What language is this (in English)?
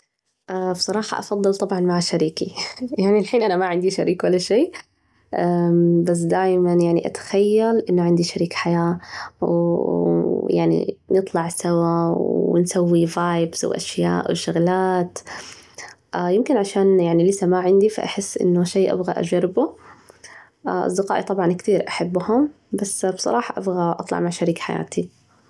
Najdi Arabic